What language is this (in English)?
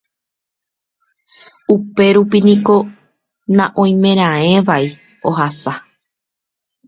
Guarani